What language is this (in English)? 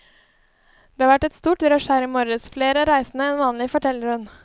Norwegian